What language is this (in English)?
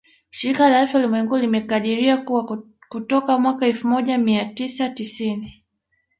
Swahili